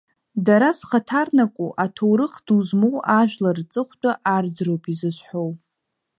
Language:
Abkhazian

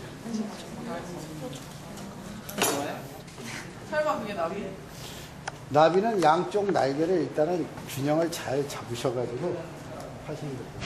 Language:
Korean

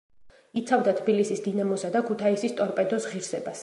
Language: Georgian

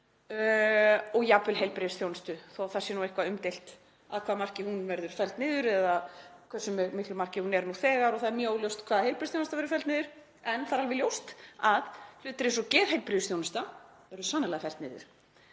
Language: Icelandic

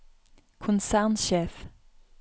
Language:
Norwegian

